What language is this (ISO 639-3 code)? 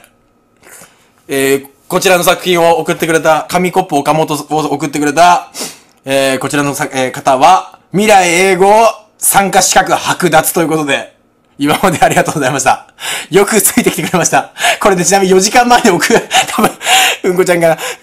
jpn